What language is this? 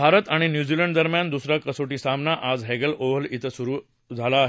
Marathi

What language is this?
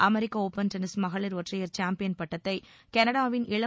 Tamil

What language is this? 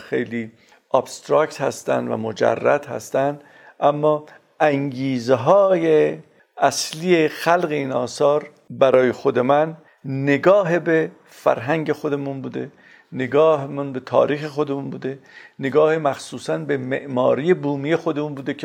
Persian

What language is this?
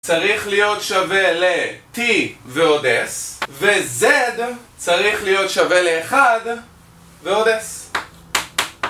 Hebrew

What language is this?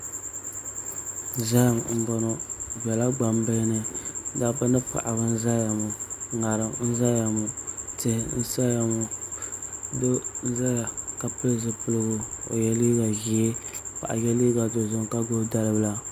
Dagbani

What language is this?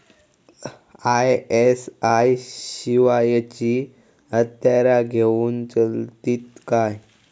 Marathi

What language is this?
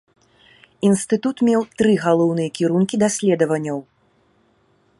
Belarusian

